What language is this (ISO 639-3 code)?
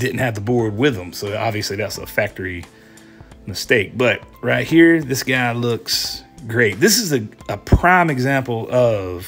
eng